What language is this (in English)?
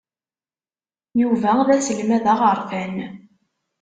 Kabyle